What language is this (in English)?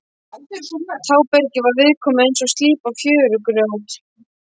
Icelandic